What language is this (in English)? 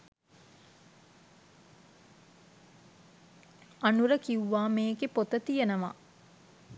Sinhala